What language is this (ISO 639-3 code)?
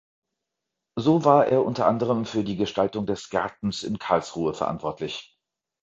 deu